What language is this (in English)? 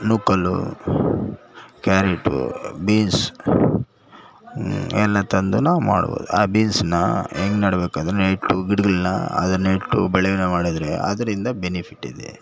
Kannada